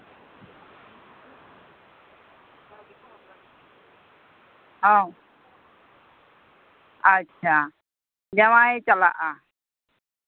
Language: Santali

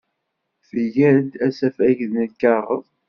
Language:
Kabyle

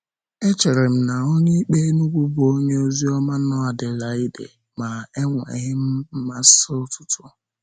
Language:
Igbo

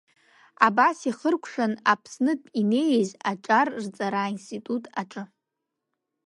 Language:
Abkhazian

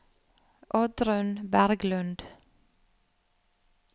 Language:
Norwegian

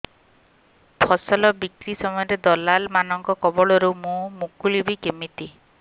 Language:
Odia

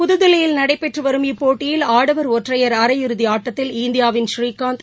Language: Tamil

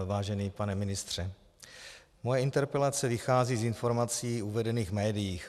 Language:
Czech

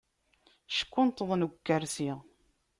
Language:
Kabyle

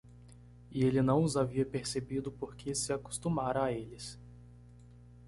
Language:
Portuguese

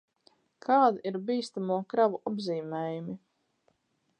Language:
Latvian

